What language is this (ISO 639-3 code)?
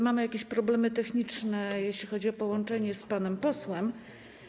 pol